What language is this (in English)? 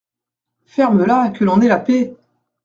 French